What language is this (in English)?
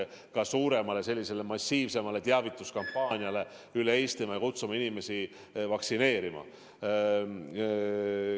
Estonian